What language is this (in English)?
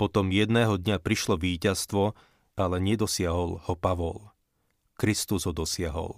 Slovak